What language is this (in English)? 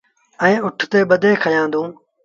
Sindhi Bhil